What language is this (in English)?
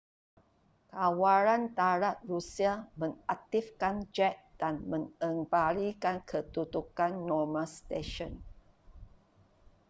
Malay